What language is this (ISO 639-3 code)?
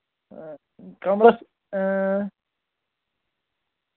kas